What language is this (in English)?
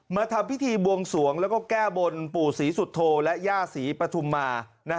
Thai